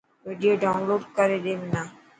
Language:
Dhatki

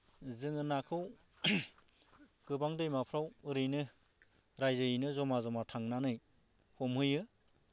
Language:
Bodo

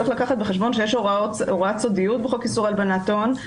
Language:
Hebrew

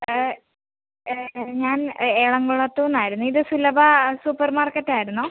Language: Malayalam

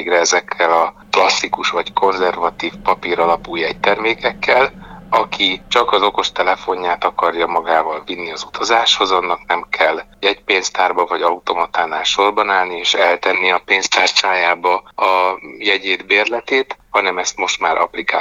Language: Hungarian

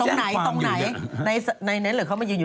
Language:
Thai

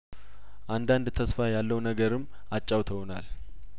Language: Amharic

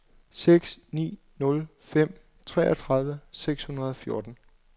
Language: Danish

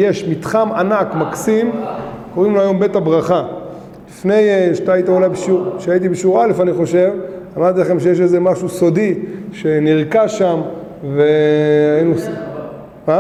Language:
Hebrew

